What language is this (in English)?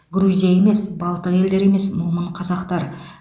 Kazakh